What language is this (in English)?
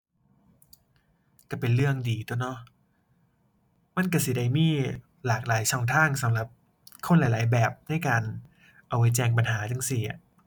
Thai